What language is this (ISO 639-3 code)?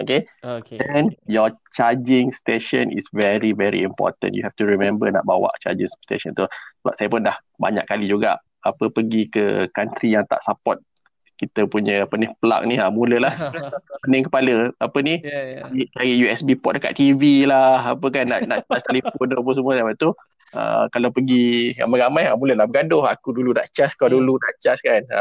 msa